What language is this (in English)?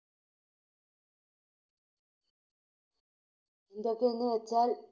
Malayalam